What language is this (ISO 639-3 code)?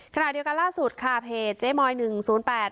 tha